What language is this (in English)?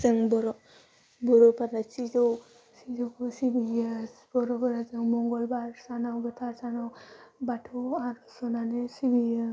Bodo